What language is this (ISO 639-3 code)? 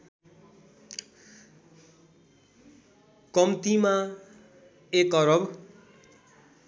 nep